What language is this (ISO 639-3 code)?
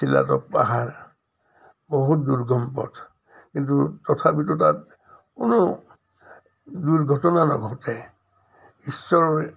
asm